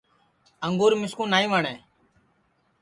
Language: Sansi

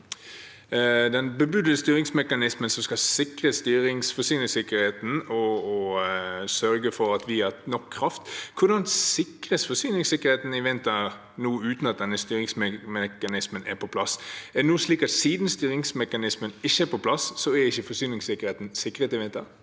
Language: Norwegian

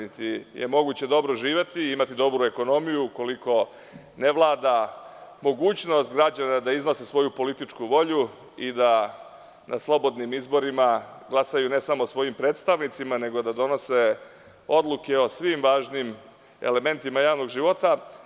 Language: Serbian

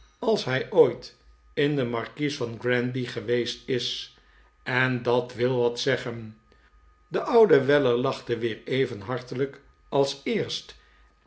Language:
Dutch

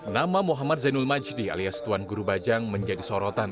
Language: Indonesian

